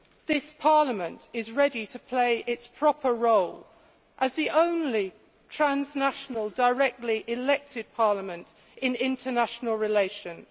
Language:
English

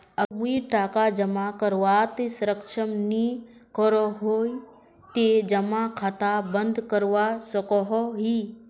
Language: Magahi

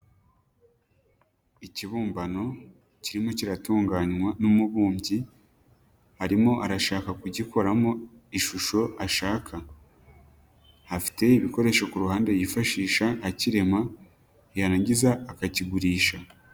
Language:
Kinyarwanda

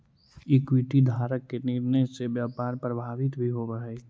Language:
Magahi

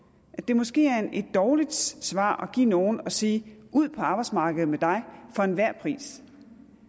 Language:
Danish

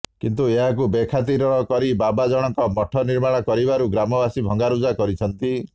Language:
Odia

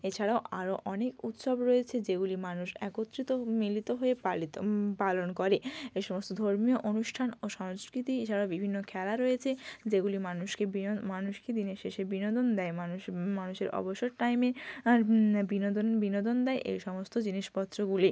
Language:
Bangla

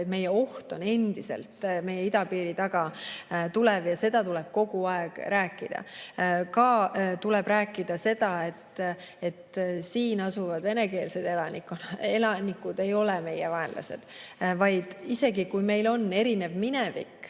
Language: Estonian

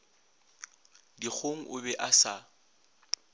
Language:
Northern Sotho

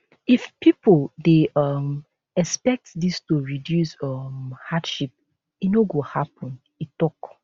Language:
Nigerian Pidgin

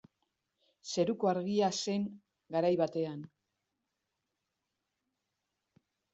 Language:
Basque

